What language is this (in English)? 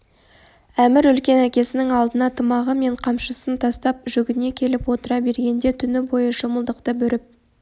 Kazakh